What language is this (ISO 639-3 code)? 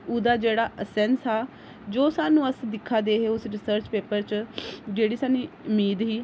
doi